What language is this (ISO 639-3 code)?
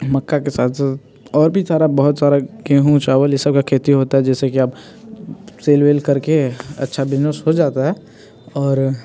hin